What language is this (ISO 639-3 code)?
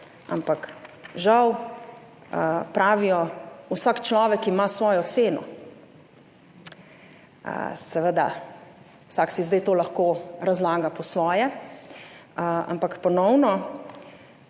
slv